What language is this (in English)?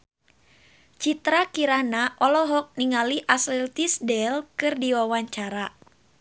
Sundanese